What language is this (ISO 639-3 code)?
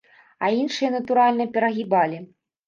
bel